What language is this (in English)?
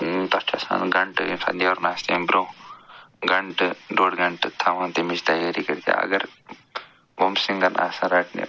Kashmiri